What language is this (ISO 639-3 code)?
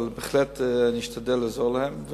heb